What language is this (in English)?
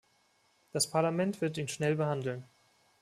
German